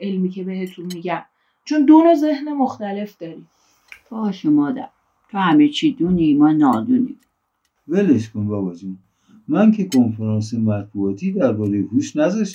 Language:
Persian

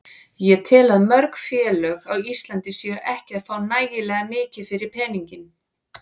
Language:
Icelandic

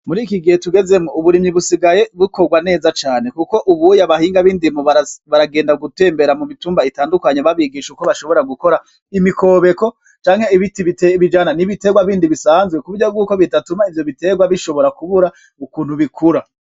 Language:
Rundi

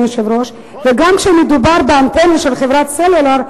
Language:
Hebrew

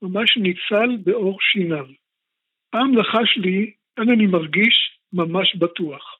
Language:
Hebrew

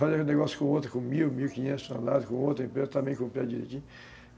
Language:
Portuguese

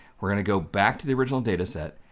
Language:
English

